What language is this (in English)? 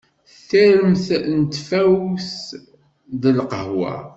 Kabyle